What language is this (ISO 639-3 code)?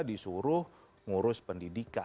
ind